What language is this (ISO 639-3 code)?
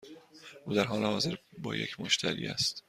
fas